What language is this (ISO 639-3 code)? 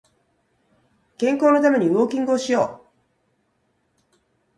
jpn